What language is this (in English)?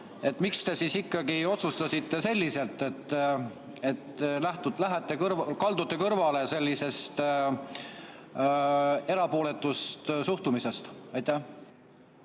Estonian